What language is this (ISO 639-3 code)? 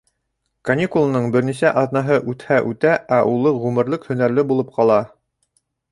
bak